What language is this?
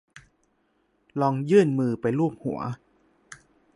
Thai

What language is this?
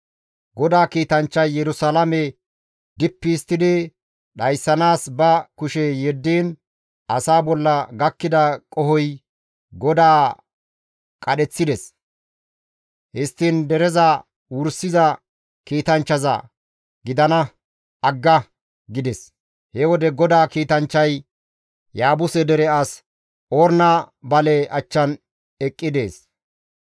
Gamo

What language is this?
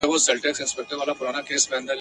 Pashto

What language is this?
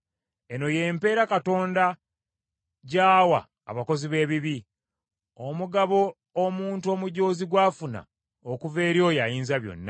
Ganda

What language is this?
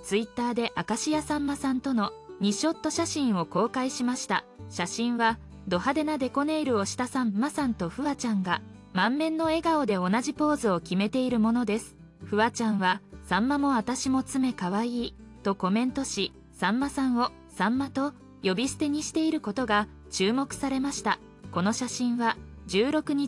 Japanese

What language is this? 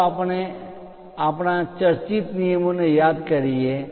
Gujarati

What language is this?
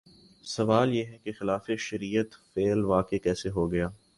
Urdu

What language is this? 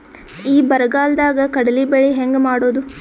Kannada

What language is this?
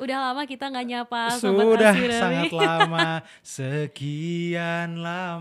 Indonesian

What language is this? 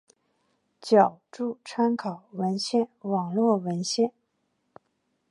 Chinese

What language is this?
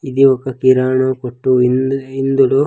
Telugu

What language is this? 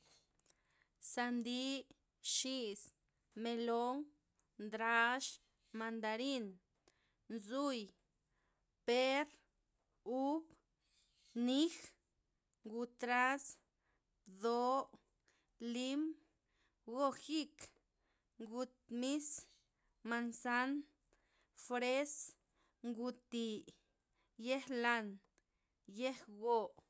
Loxicha Zapotec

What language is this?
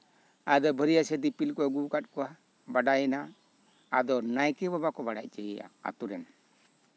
Santali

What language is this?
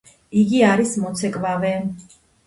Georgian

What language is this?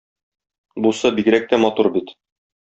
Tatar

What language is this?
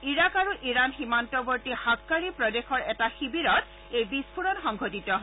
Assamese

